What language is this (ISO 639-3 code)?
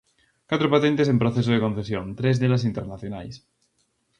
glg